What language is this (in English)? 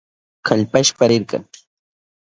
Southern Pastaza Quechua